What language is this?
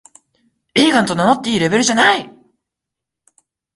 Japanese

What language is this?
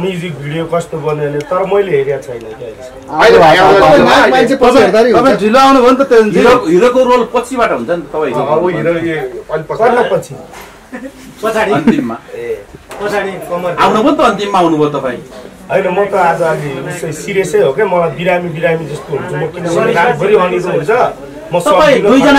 Arabic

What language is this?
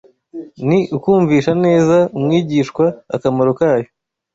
Kinyarwanda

